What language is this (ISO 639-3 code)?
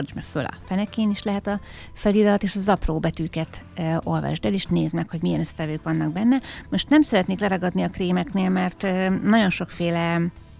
hun